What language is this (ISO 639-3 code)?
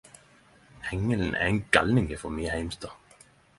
nno